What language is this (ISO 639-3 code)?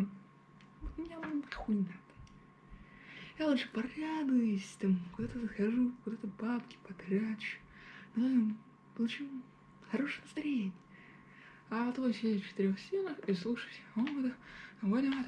rus